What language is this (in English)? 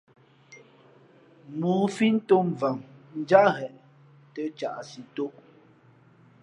Fe'fe'